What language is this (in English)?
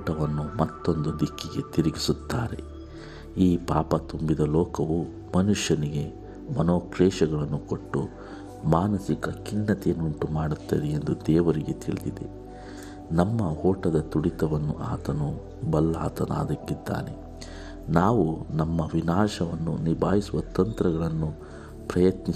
Kannada